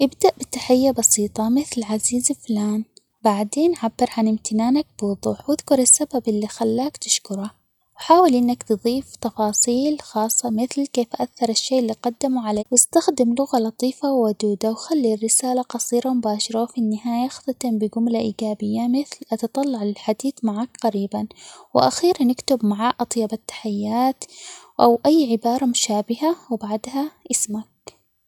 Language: Omani Arabic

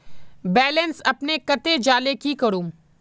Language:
Magahi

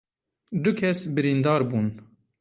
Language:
Kurdish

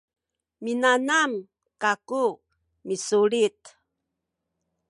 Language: Sakizaya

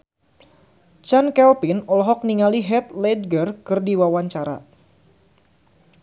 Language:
Sundanese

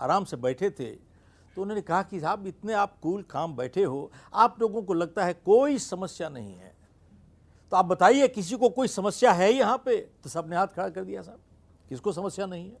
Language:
Hindi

